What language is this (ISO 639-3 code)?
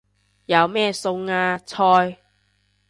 yue